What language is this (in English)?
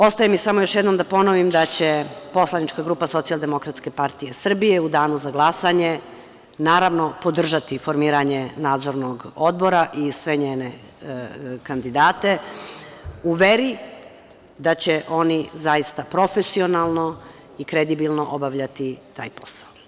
Serbian